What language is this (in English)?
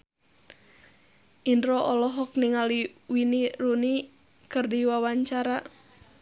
Sundanese